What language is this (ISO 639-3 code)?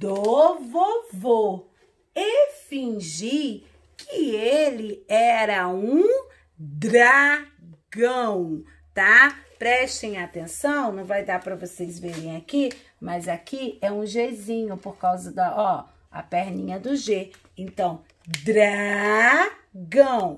por